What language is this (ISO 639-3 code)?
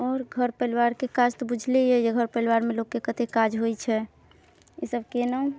mai